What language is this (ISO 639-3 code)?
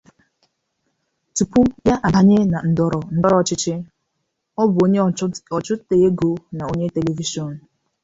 ibo